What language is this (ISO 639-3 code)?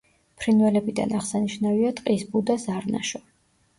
kat